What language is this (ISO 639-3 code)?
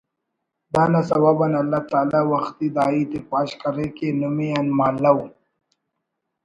brh